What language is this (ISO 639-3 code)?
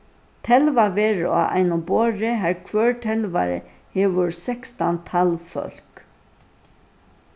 fao